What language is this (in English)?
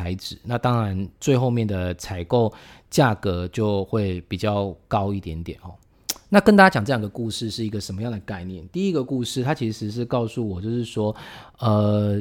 Chinese